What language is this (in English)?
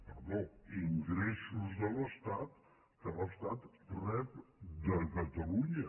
Catalan